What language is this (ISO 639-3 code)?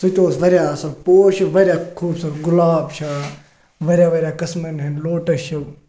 kas